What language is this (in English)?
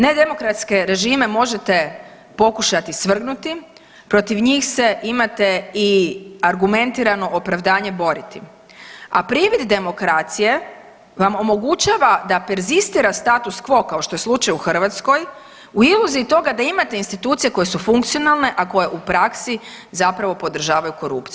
Croatian